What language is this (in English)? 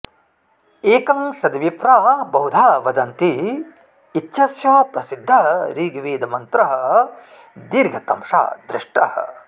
Sanskrit